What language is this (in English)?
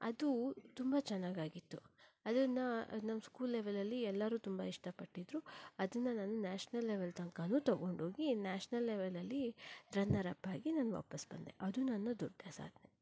Kannada